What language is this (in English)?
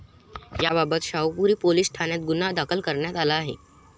Marathi